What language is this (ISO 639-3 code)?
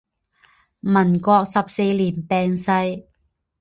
zho